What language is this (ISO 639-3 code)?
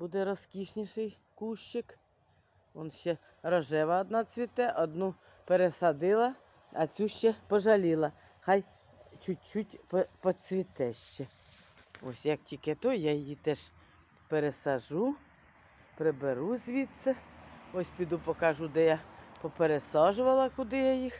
ukr